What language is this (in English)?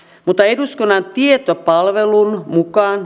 Finnish